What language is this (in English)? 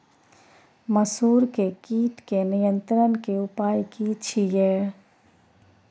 Maithili